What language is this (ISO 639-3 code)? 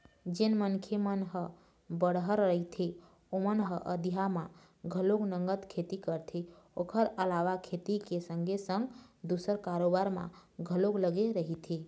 hne